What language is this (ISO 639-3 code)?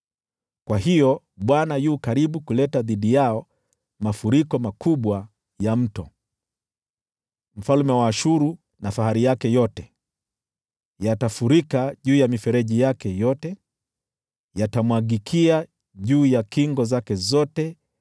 swa